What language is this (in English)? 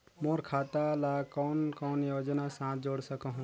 Chhattisgarhi